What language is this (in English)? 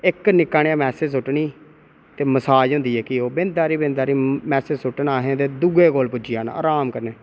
Dogri